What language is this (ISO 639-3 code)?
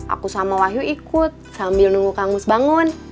ind